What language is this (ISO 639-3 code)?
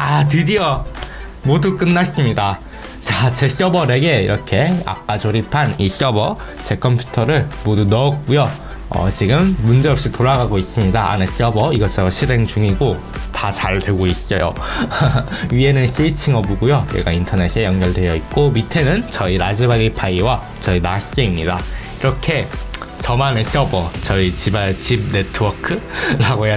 kor